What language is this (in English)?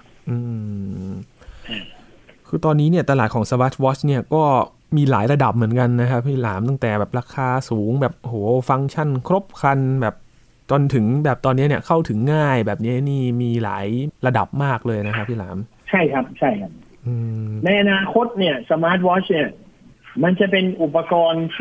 Thai